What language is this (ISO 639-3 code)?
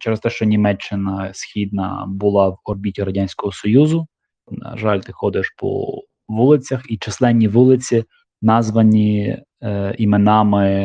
ukr